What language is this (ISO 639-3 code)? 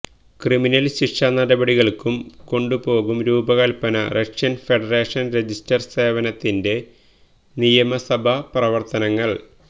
mal